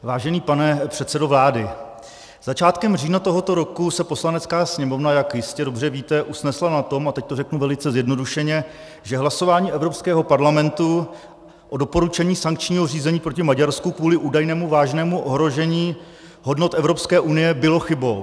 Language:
Czech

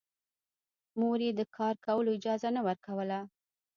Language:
Pashto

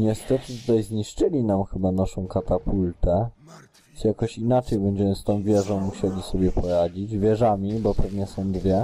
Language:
Polish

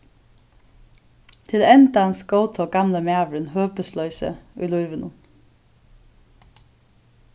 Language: Faroese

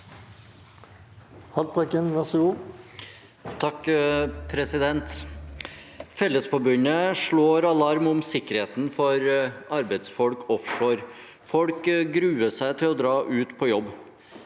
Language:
Norwegian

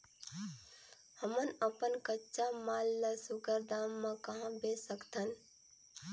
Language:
Chhattisgarhi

